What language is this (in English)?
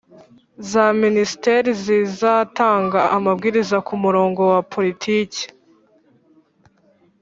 Kinyarwanda